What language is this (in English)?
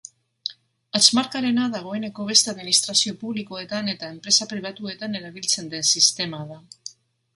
Basque